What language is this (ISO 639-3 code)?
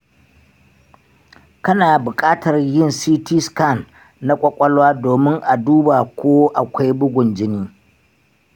hau